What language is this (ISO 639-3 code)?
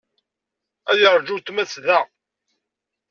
kab